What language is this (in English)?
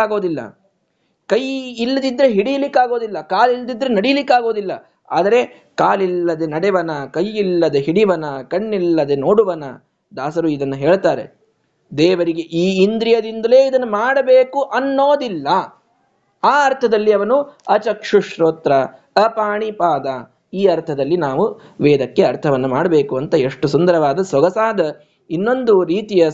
Kannada